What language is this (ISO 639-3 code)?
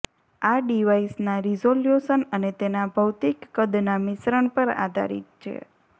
guj